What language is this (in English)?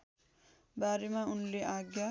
Nepali